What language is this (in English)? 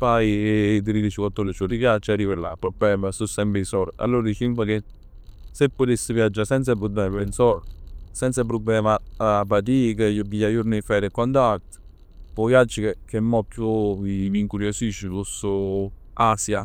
Neapolitan